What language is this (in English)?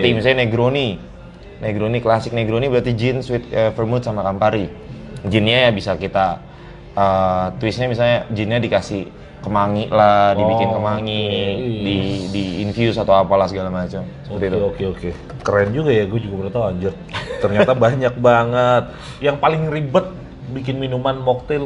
Indonesian